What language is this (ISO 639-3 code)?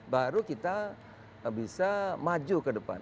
ind